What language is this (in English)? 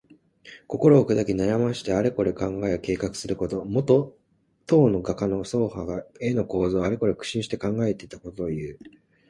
Japanese